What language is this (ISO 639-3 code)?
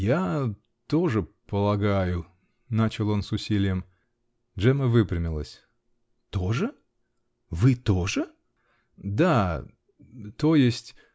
rus